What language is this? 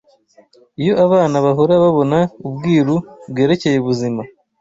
Kinyarwanda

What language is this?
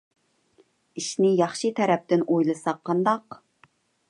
Uyghur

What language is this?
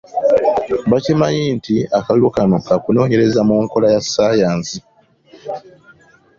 Ganda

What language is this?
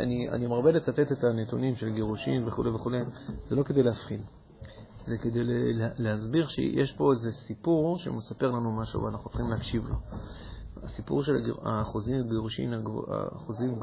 Hebrew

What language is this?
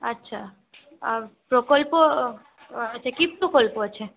Bangla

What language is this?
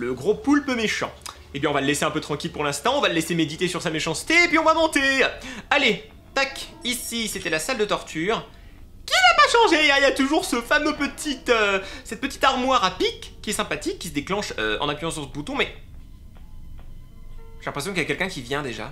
French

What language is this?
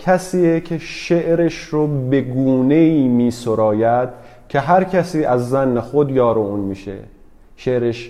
Persian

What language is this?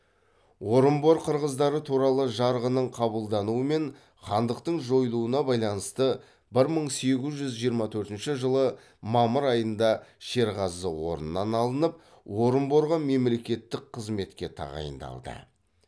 Kazakh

